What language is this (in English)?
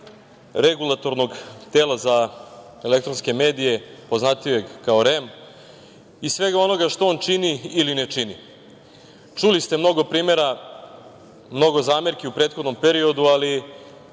Serbian